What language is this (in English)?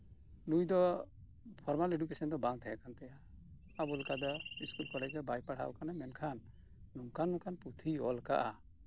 Santali